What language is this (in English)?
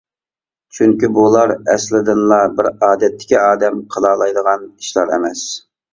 Uyghur